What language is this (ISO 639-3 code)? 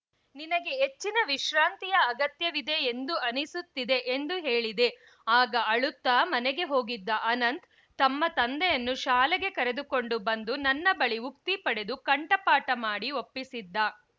kan